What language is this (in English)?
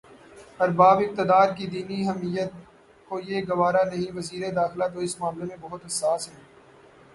Urdu